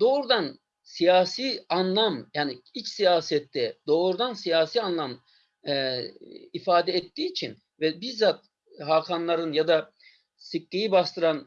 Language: Turkish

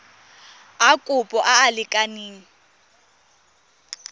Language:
Tswana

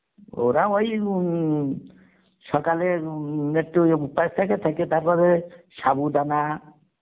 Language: Bangla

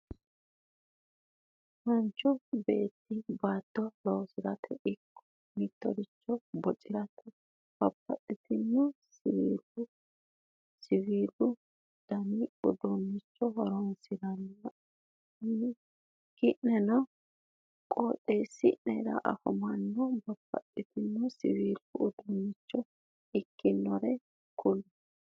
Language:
Sidamo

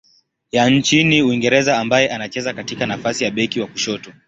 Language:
Swahili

